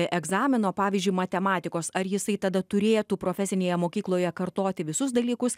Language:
Lithuanian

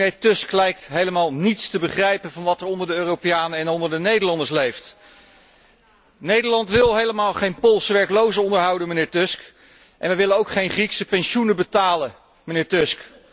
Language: Dutch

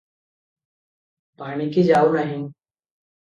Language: Odia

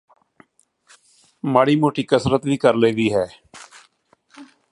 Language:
Punjabi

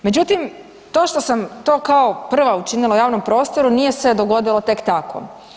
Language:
Croatian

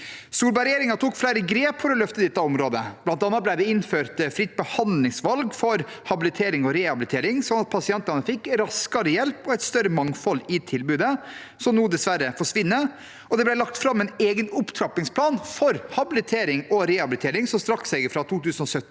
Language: Norwegian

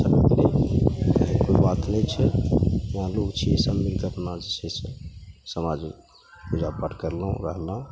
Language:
Maithili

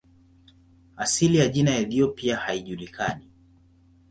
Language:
Swahili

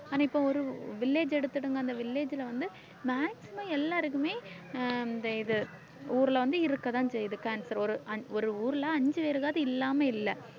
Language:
Tamil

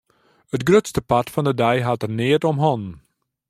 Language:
Western Frisian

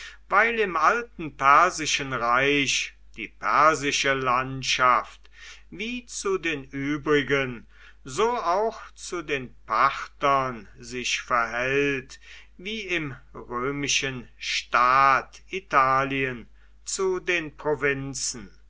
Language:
German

